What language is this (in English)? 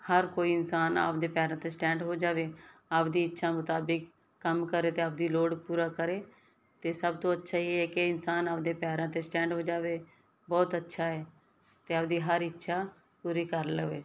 Punjabi